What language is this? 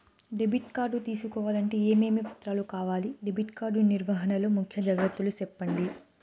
Telugu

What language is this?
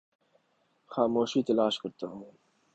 Urdu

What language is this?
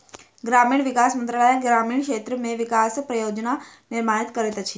Maithili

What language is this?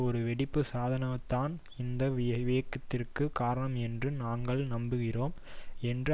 Tamil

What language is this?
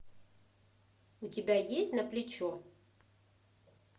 Russian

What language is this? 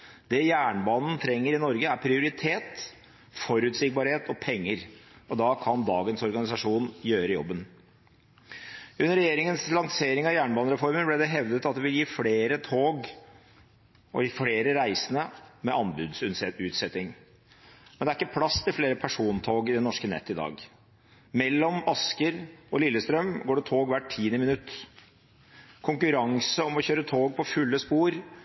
Norwegian Bokmål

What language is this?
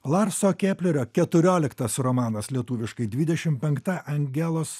Lithuanian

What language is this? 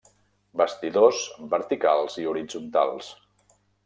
Catalan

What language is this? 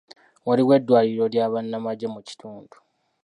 Ganda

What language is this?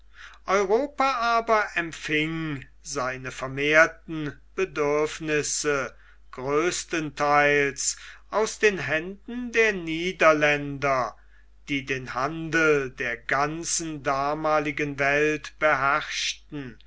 German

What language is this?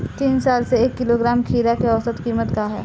Bhojpuri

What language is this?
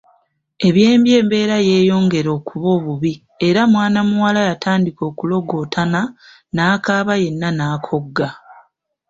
Ganda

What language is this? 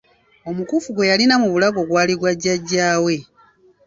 Ganda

